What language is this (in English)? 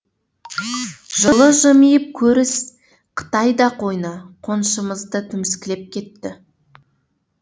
Kazakh